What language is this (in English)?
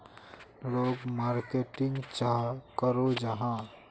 Magahi